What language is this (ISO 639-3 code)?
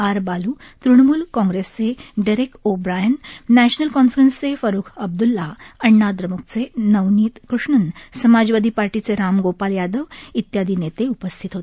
mar